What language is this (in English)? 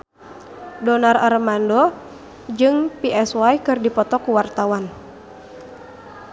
Sundanese